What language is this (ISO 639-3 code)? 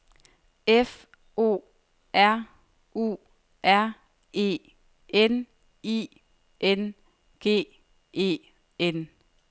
dan